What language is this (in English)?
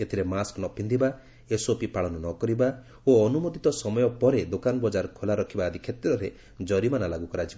Odia